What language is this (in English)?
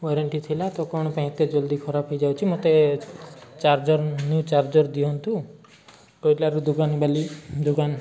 Odia